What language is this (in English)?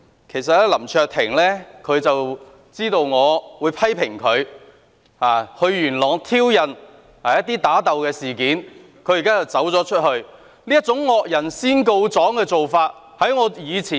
Cantonese